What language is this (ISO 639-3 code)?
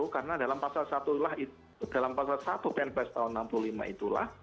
ind